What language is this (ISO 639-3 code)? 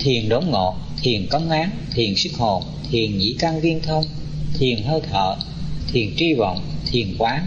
vie